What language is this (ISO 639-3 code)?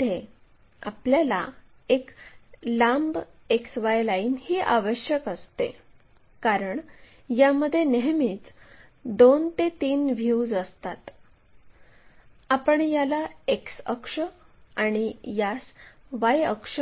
mar